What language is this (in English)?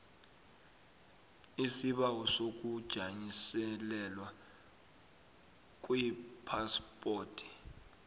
South Ndebele